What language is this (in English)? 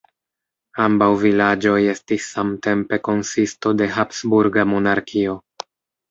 Esperanto